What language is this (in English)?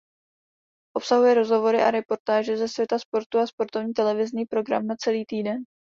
Czech